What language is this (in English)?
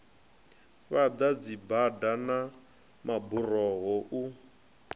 Venda